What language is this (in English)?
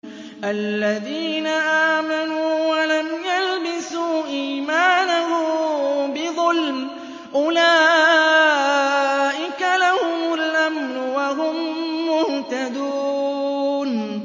Arabic